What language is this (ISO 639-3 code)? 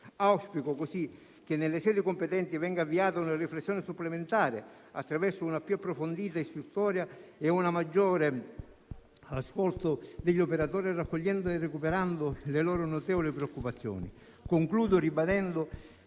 ita